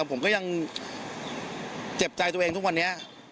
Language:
Thai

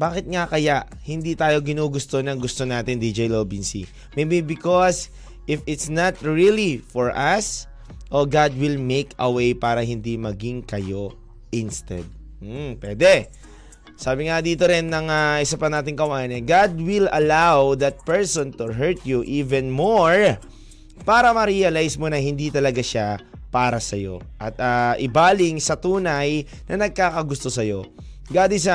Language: Filipino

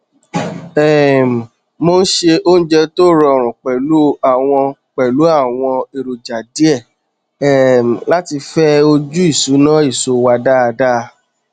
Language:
Yoruba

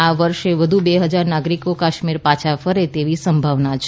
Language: Gujarati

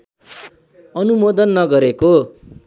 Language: Nepali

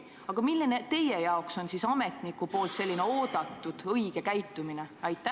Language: Estonian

